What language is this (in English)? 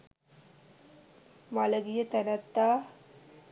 Sinhala